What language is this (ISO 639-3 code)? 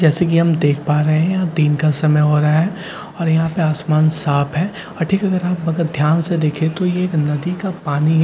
hin